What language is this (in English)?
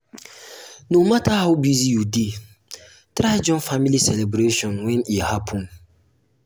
Nigerian Pidgin